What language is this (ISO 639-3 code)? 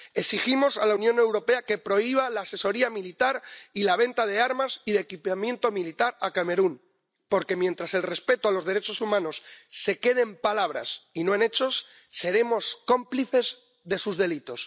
spa